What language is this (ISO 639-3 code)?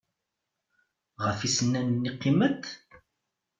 kab